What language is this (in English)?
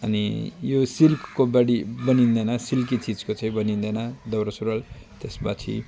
Nepali